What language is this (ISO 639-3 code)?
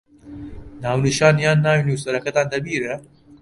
ckb